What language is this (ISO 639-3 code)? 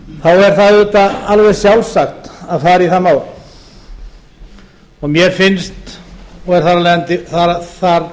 isl